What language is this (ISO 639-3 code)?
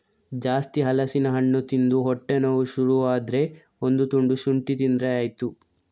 kan